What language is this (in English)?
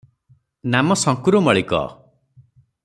Odia